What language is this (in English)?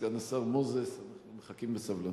Hebrew